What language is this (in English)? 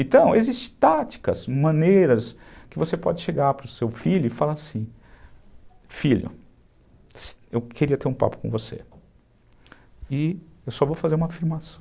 Portuguese